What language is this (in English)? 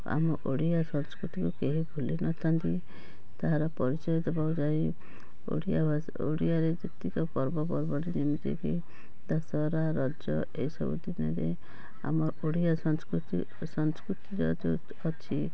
Odia